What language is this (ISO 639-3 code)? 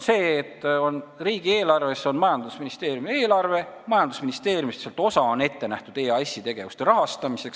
est